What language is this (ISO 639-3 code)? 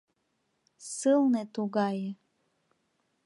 chm